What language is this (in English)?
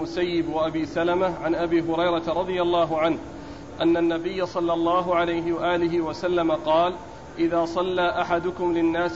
Arabic